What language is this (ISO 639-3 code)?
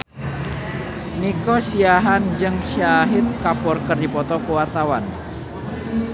sun